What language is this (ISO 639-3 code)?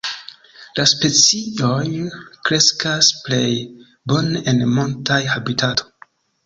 epo